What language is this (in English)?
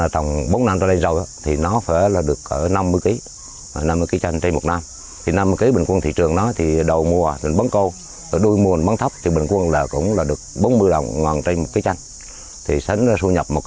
Vietnamese